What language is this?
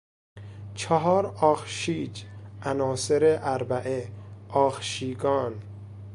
Persian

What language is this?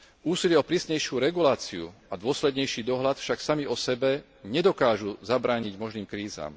Slovak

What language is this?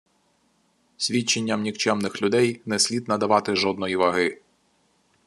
Ukrainian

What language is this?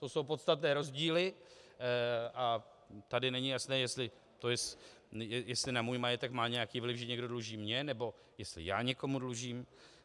Czech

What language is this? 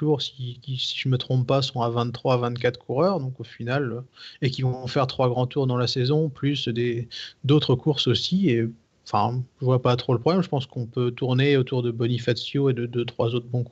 French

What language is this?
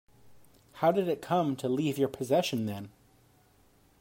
English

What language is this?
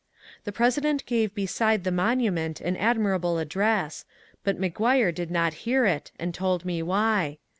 English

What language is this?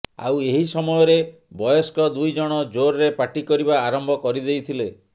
Odia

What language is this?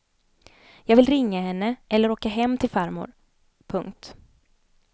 Swedish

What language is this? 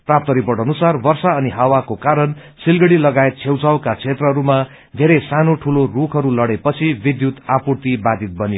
Nepali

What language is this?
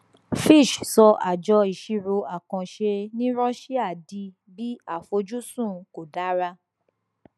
Yoruba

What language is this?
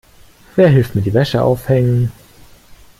German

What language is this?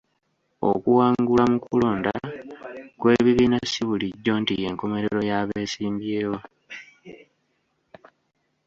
Ganda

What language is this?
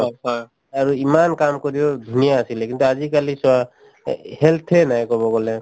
Assamese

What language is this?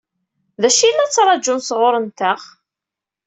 Kabyle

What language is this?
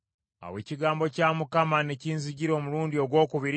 Ganda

